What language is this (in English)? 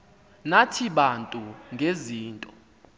Xhosa